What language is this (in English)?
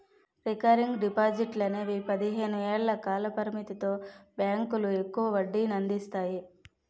Telugu